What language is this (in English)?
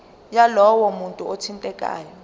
Zulu